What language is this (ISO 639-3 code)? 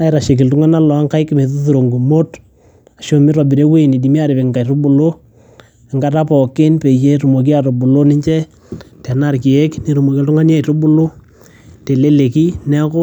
mas